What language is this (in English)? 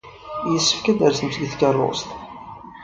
Kabyle